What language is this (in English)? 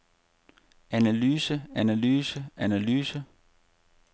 Danish